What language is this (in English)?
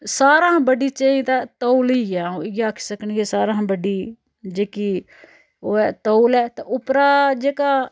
Dogri